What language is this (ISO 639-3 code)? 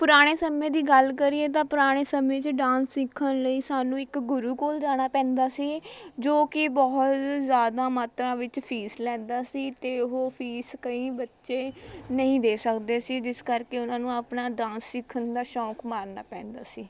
pan